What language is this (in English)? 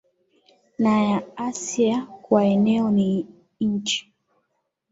Swahili